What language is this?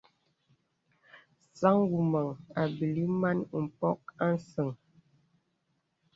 Bebele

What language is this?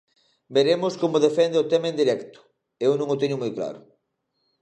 Galician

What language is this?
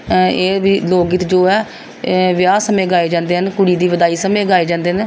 Punjabi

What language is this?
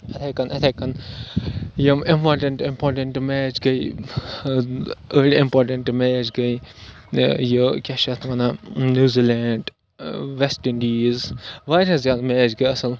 Kashmiri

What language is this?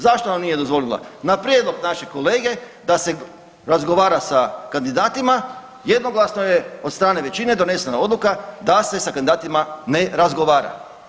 Croatian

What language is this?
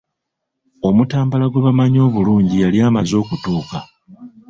Ganda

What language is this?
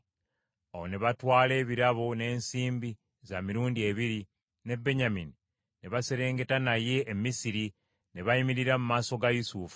Ganda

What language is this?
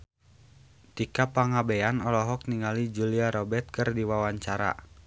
Sundanese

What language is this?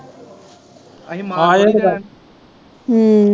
Punjabi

